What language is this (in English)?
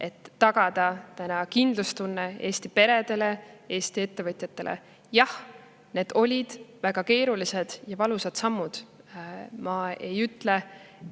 Estonian